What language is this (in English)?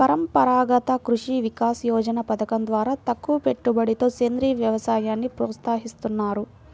Telugu